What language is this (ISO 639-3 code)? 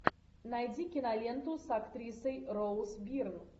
rus